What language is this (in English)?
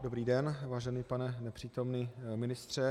Czech